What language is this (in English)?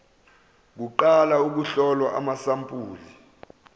Zulu